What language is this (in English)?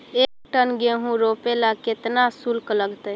Magahi